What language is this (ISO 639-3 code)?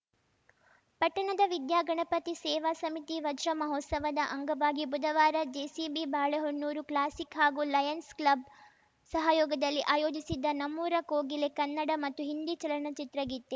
kan